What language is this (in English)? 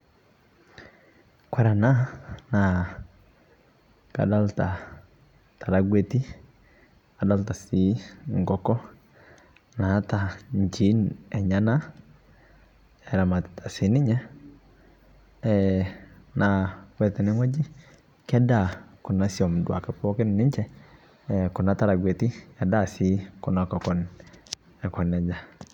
Masai